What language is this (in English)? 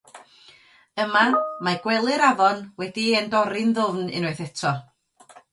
Welsh